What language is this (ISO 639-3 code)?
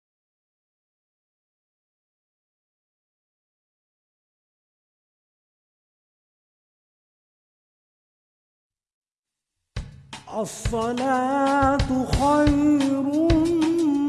ind